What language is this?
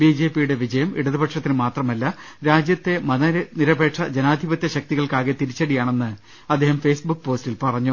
Malayalam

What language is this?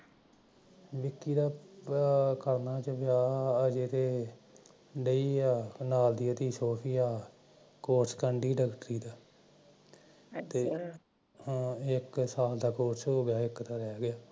Punjabi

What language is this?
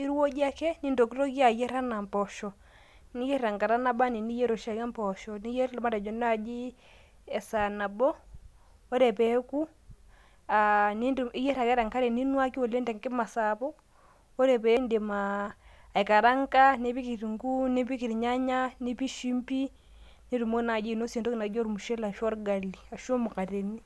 Masai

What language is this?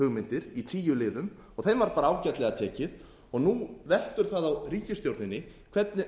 Icelandic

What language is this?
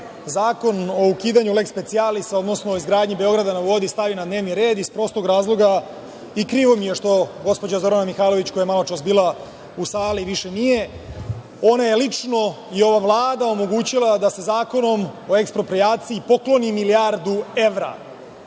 Serbian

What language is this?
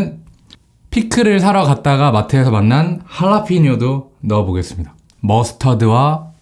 Korean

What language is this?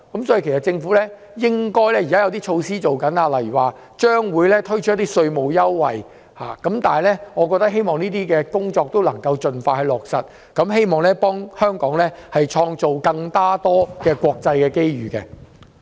Cantonese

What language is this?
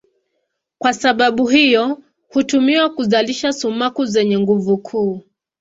Swahili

